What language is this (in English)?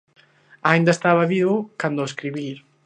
Galician